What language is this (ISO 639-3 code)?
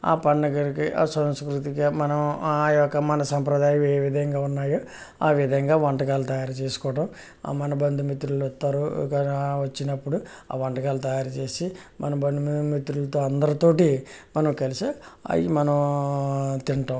tel